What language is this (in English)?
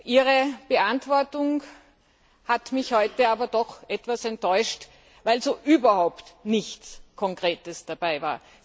German